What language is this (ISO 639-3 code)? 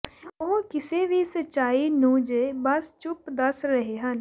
pan